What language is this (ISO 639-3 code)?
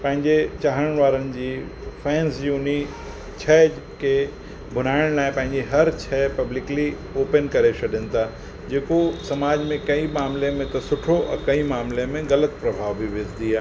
snd